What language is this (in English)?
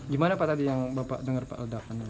Indonesian